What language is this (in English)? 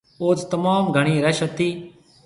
Marwari (Pakistan)